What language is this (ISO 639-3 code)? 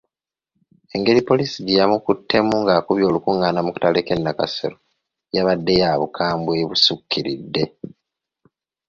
lug